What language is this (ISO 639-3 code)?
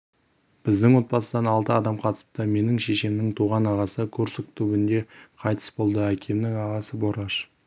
kaz